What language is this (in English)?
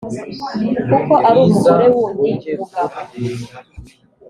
Kinyarwanda